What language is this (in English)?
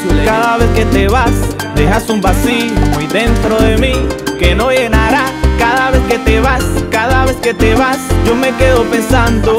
Indonesian